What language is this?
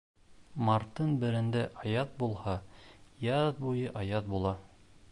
Bashkir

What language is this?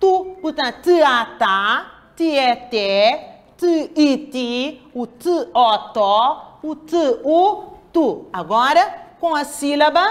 Portuguese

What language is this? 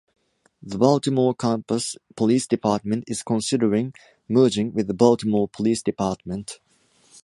English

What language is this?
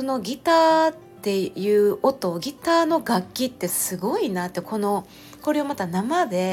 Japanese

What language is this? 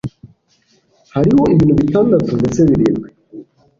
Kinyarwanda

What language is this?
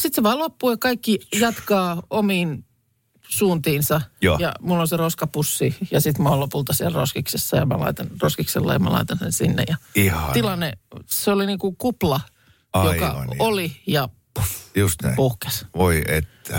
Finnish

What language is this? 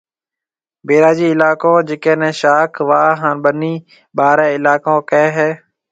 Marwari (Pakistan)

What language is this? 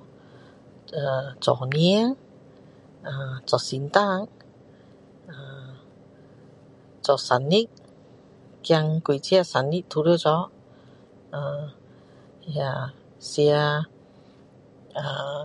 Min Dong Chinese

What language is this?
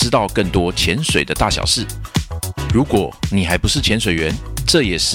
Chinese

